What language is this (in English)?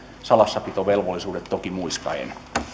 Finnish